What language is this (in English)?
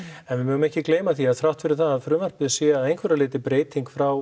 Icelandic